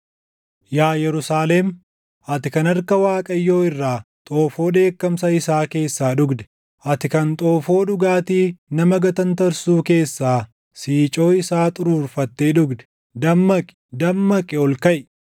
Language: Oromo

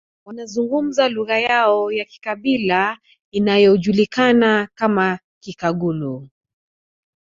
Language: Swahili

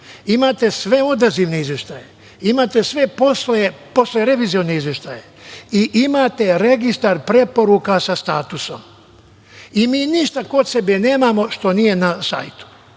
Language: Serbian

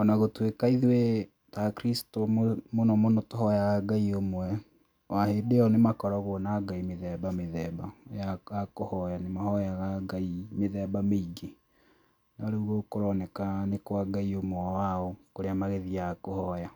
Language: Kikuyu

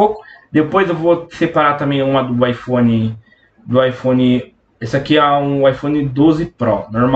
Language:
Portuguese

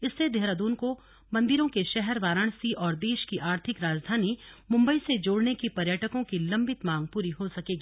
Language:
Hindi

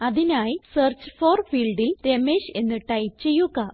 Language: Malayalam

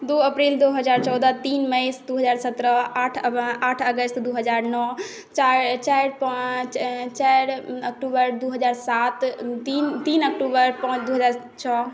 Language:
Maithili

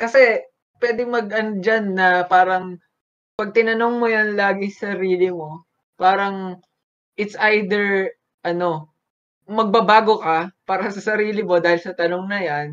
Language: Filipino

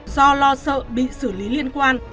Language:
Vietnamese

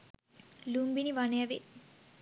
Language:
Sinhala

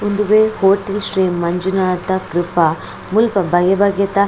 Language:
Tulu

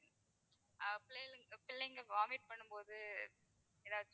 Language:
Tamil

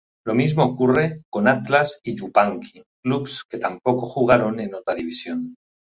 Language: Spanish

